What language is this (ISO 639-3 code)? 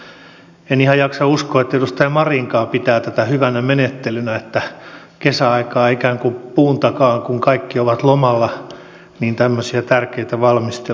fin